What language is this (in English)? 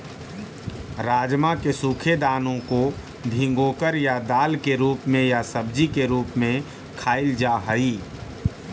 Magahi